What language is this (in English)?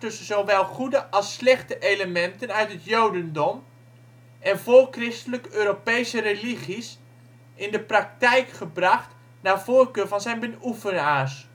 Dutch